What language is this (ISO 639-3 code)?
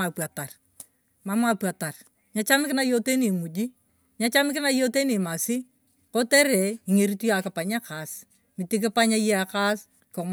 tuv